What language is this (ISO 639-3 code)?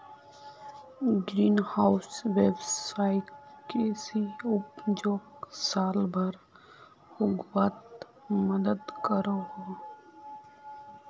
mag